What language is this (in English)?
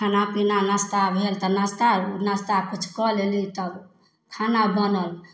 Maithili